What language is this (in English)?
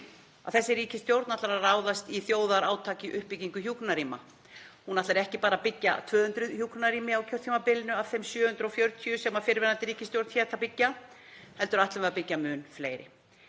Icelandic